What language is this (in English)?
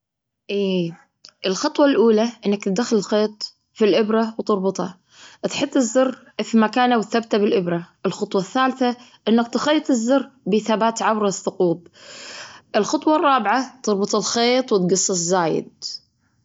Gulf Arabic